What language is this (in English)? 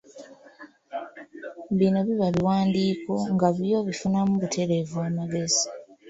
Ganda